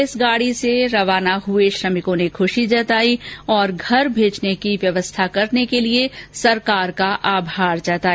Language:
Hindi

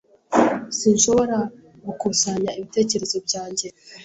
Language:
Kinyarwanda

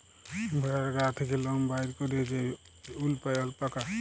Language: Bangla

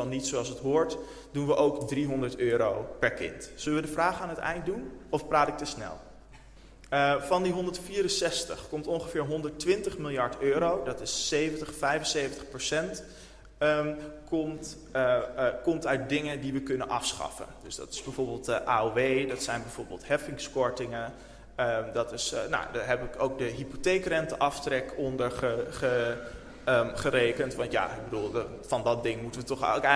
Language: Dutch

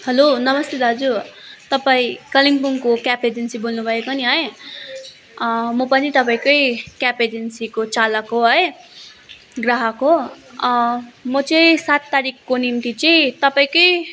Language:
Nepali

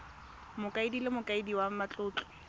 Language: Tswana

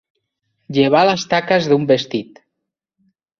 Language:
Catalan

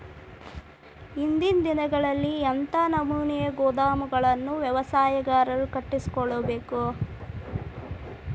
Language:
Kannada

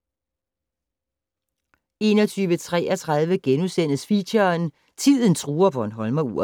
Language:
Danish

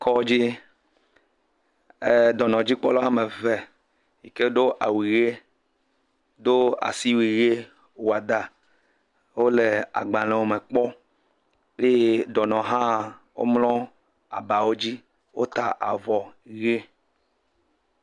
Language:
Ewe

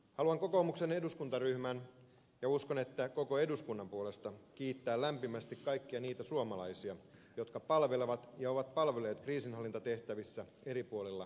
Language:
Finnish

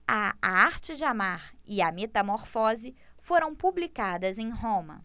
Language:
Portuguese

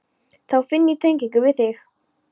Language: Icelandic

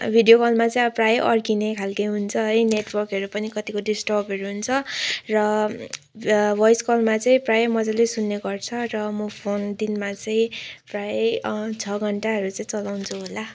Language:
Nepali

